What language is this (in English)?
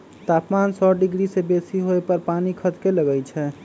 Magahi